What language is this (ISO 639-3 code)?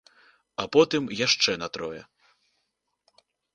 bel